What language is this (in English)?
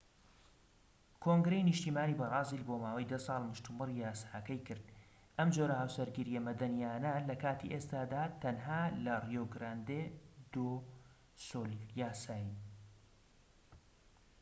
Central Kurdish